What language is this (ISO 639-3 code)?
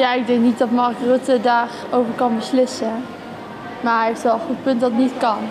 nld